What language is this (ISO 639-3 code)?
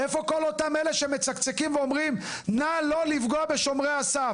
heb